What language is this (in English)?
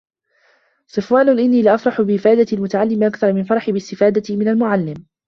Arabic